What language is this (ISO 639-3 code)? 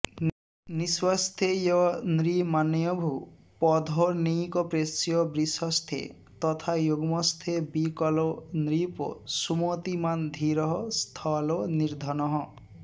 san